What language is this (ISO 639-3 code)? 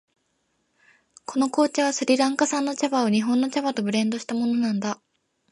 jpn